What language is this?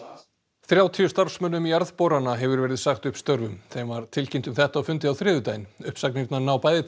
Icelandic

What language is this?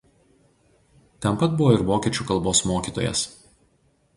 Lithuanian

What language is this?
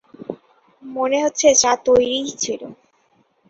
Bangla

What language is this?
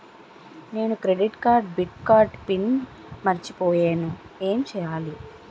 Telugu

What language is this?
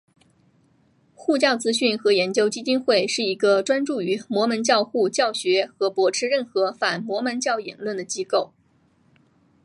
Chinese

